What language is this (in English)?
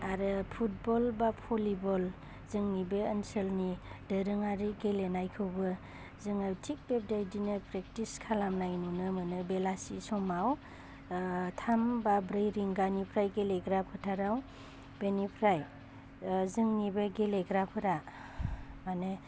Bodo